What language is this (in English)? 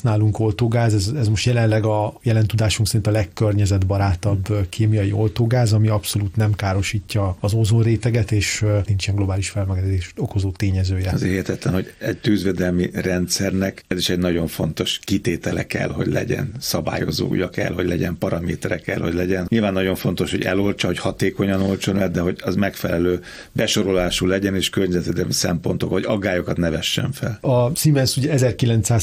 Hungarian